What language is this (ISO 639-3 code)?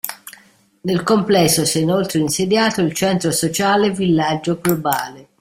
ita